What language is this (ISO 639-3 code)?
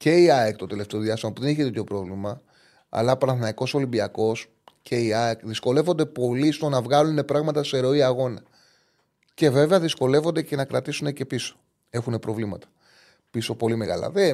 ell